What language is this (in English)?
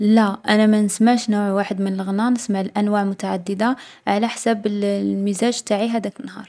Algerian Arabic